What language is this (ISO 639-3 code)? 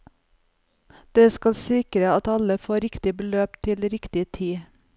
nor